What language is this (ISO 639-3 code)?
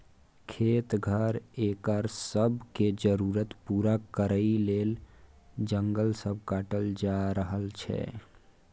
mai